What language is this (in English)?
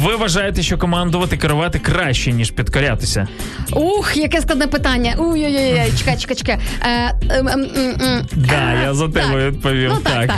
Ukrainian